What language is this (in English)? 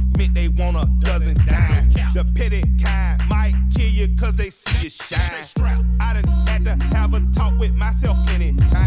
Danish